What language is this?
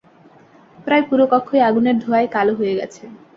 Bangla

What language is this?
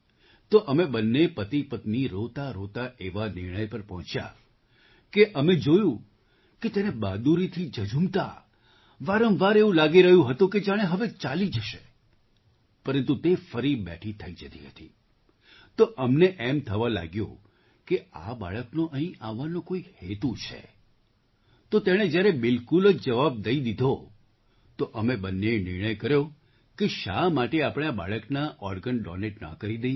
Gujarati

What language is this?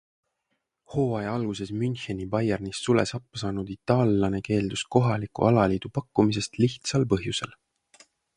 Estonian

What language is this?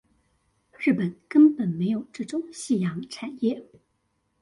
Chinese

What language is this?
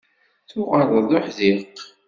Kabyle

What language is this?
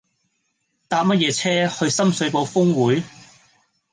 Cantonese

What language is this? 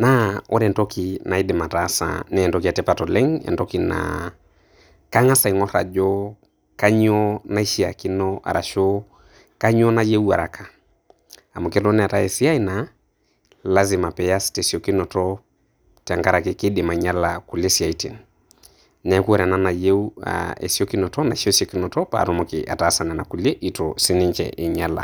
Masai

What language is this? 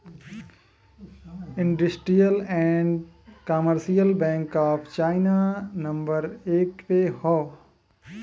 Bhojpuri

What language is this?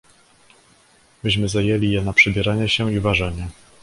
Polish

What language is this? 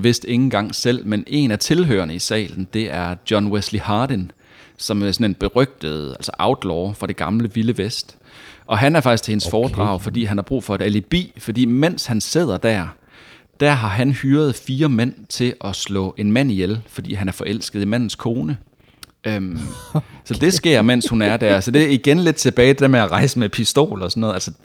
Danish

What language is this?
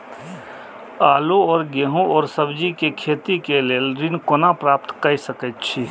Maithili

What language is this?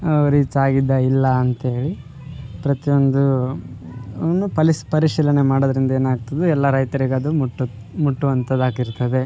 Kannada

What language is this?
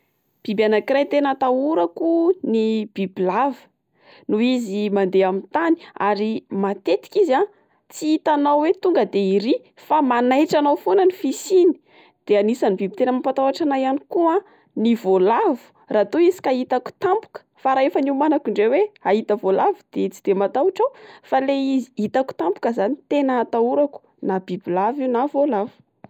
Malagasy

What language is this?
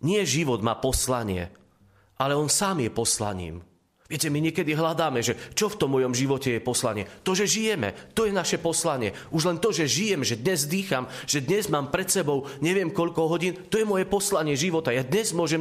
Slovak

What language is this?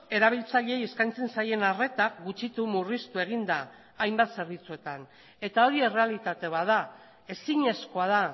Basque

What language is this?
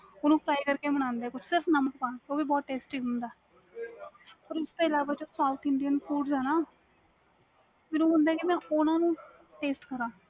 Punjabi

